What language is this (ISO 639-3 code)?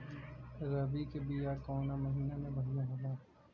bho